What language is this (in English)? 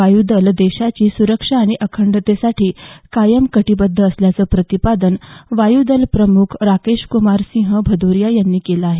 Marathi